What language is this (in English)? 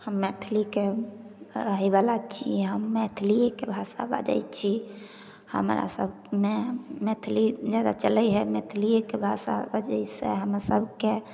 Maithili